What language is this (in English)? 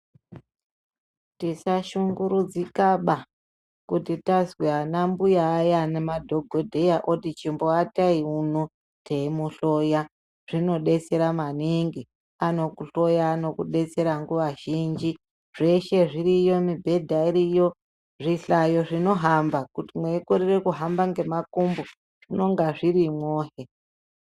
Ndau